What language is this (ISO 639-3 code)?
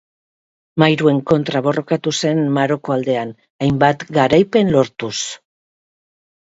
eus